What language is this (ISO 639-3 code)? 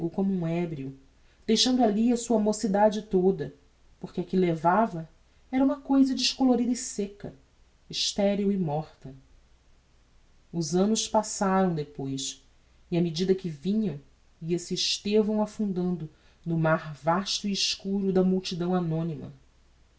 por